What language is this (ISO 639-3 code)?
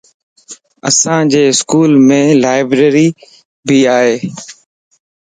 lss